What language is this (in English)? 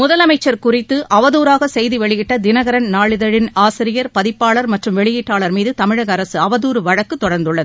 Tamil